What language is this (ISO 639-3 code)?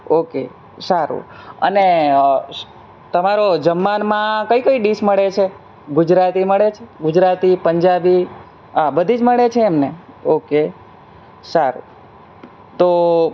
guj